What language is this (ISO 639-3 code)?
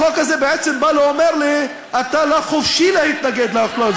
heb